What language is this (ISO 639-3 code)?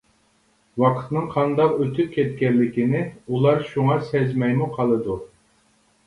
uig